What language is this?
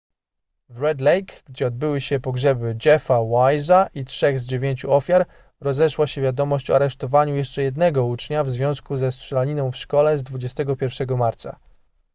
Polish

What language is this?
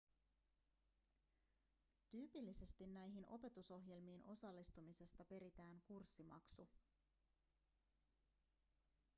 Finnish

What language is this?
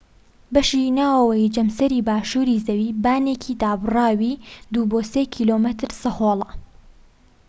Central Kurdish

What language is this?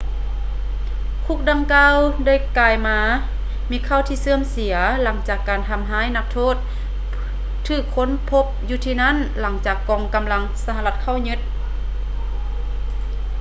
Lao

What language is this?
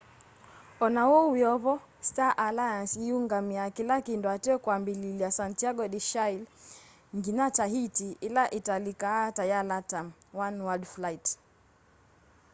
Kamba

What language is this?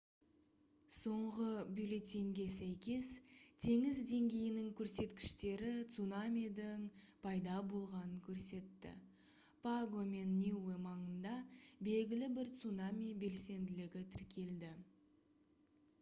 Kazakh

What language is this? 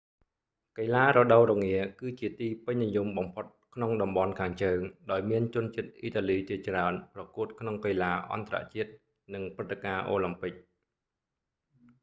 Khmer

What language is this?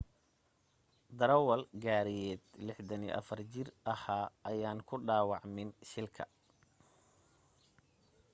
Somali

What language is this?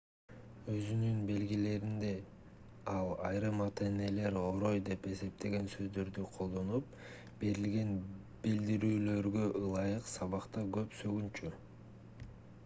Kyrgyz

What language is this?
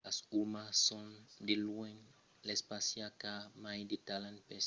Occitan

